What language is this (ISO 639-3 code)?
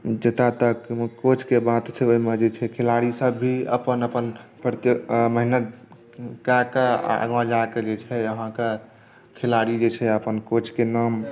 mai